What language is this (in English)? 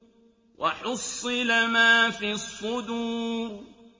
Arabic